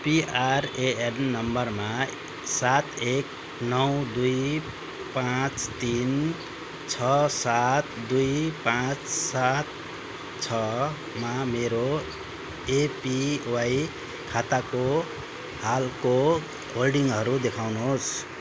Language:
Nepali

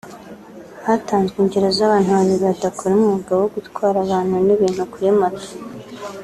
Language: Kinyarwanda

